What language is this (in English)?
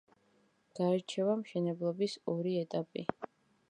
Georgian